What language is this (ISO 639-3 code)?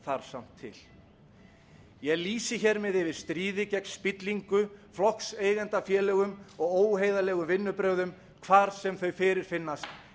isl